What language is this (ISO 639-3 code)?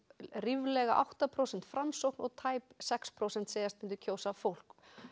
isl